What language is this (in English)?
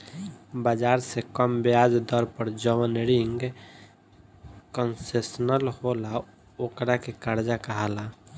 Bhojpuri